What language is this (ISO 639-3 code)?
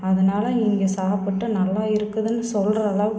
tam